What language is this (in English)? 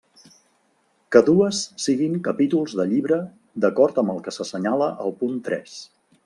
Catalan